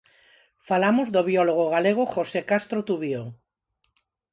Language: Galician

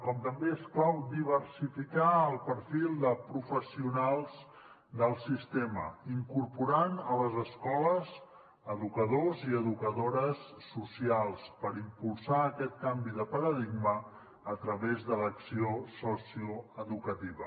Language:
Catalan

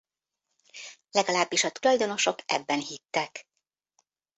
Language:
Hungarian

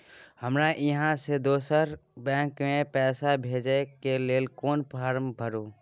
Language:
Maithili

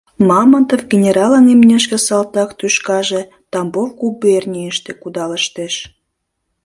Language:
Mari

